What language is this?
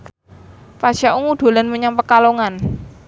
Javanese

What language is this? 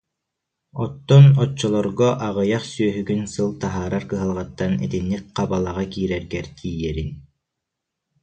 Yakut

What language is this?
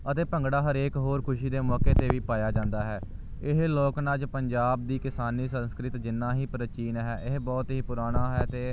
Punjabi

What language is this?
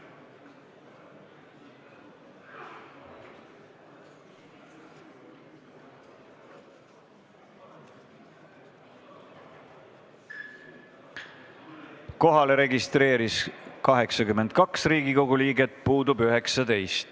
Estonian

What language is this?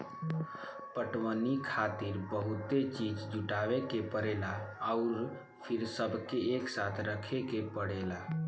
Bhojpuri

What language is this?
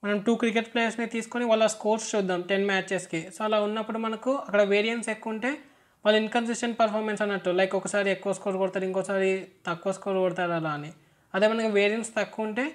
Telugu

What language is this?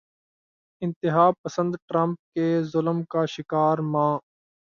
Urdu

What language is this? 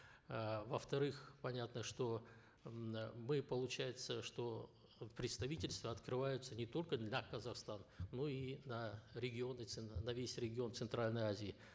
Kazakh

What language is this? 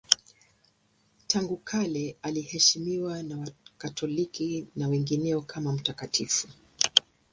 Swahili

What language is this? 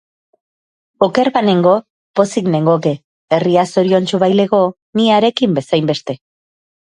Basque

